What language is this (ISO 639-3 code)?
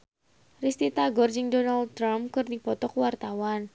sun